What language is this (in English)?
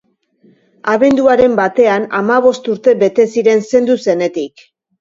Basque